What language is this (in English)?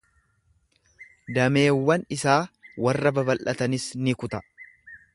Oromo